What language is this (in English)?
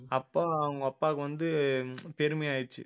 Tamil